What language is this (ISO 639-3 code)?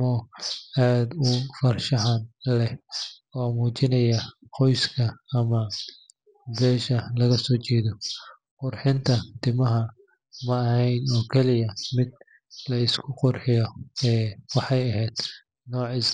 som